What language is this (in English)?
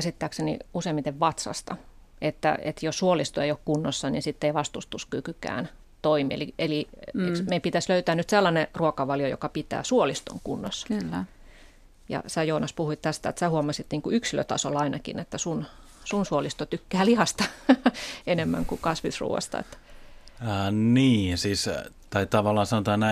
Finnish